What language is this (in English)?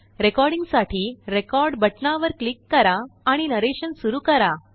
Marathi